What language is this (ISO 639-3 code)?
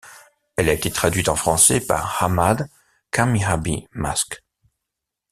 fra